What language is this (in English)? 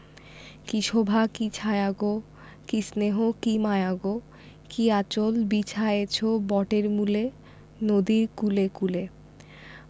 Bangla